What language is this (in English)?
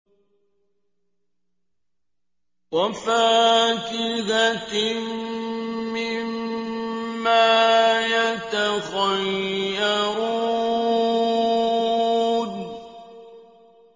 Arabic